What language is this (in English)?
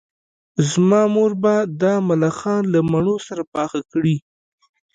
Pashto